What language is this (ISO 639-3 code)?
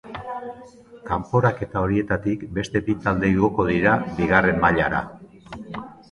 eus